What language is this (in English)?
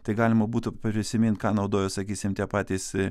Lithuanian